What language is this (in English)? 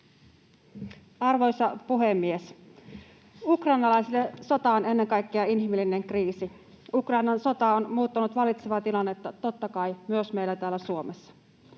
Finnish